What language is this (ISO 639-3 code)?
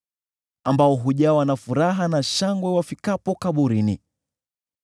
swa